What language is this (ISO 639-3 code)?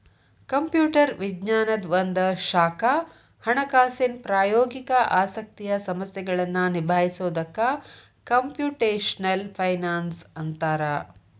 kan